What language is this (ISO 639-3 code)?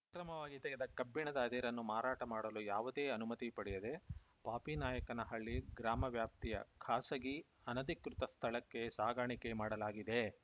kan